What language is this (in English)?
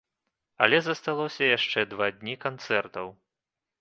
Belarusian